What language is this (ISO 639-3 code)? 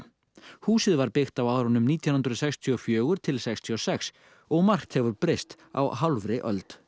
isl